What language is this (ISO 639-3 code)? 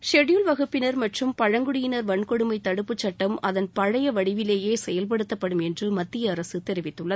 tam